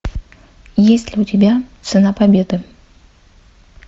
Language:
Russian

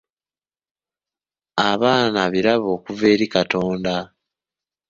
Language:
Ganda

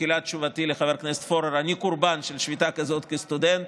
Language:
Hebrew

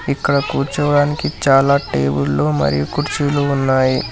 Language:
Telugu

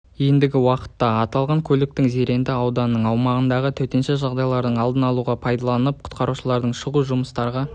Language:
Kazakh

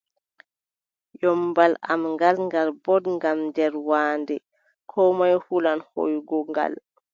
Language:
Adamawa Fulfulde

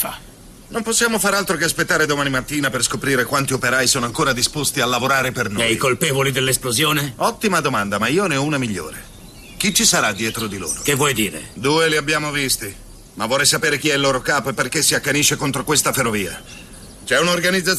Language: Italian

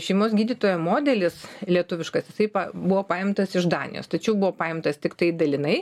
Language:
Lithuanian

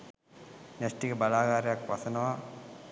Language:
Sinhala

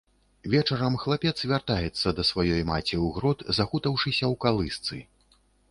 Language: Belarusian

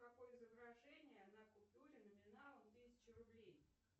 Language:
Russian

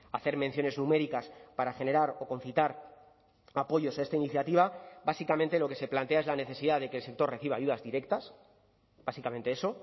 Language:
Spanish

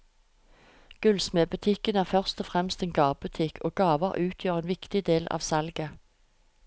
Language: Norwegian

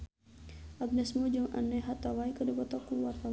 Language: Sundanese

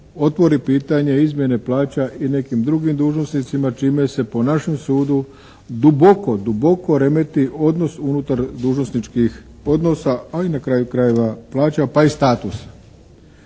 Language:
Croatian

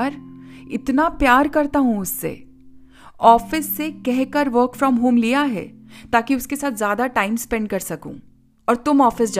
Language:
Hindi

